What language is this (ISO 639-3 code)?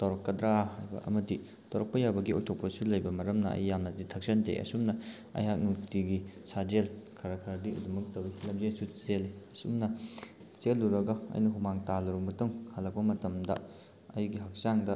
mni